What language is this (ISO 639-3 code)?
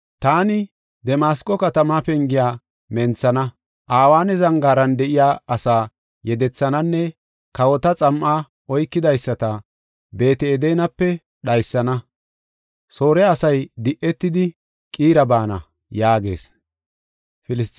gof